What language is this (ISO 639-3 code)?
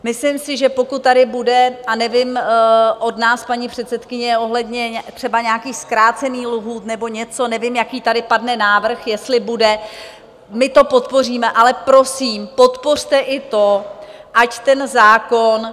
ces